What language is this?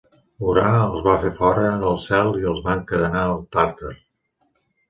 Catalan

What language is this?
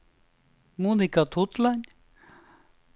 Norwegian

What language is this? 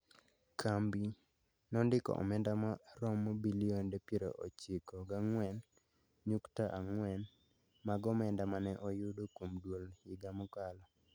Luo (Kenya and Tanzania)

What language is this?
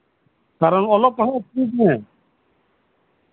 Santali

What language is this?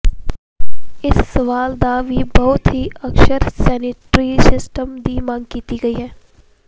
Punjabi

